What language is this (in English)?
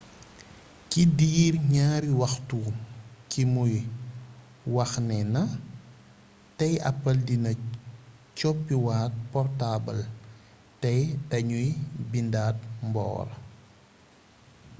Wolof